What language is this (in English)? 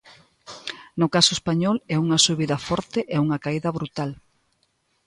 Galician